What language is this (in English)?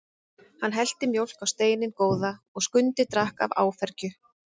Icelandic